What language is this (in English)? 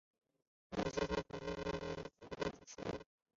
Chinese